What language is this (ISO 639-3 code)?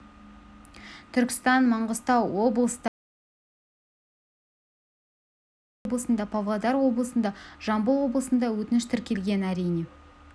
kaz